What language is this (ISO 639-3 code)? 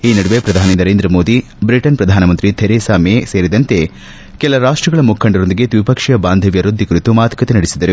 kan